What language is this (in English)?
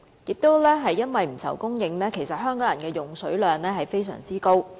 Cantonese